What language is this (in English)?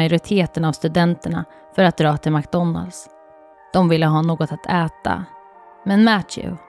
Swedish